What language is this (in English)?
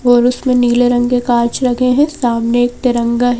Hindi